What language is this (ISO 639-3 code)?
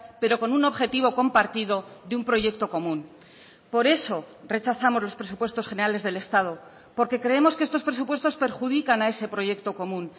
spa